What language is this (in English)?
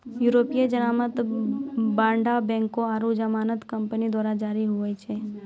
Maithili